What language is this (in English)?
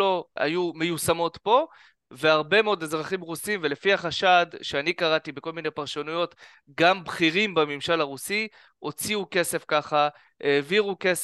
Hebrew